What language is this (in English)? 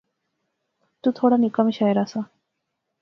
Pahari-Potwari